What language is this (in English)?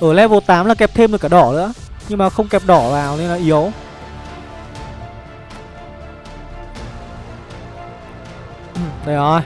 Vietnamese